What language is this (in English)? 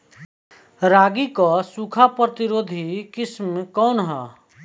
Bhojpuri